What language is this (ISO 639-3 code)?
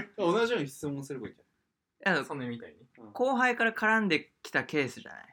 jpn